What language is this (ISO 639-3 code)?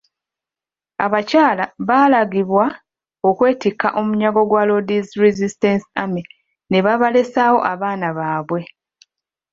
lug